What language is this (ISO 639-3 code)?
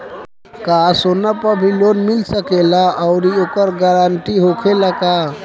bho